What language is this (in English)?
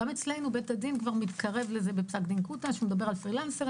Hebrew